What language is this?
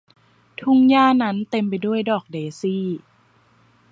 Thai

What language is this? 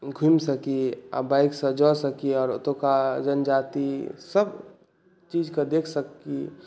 Maithili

